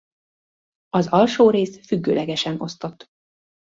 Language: Hungarian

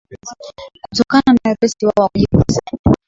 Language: Swahili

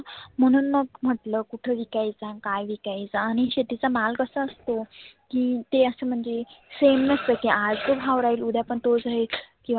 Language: Marathi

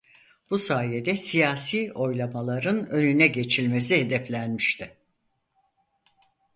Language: Turkish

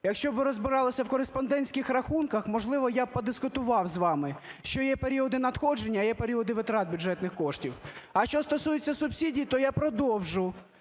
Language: Ukrainian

